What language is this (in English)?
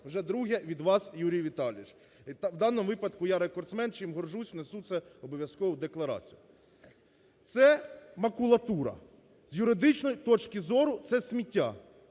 Ukrainian